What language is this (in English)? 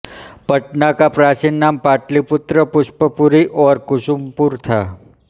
Hindi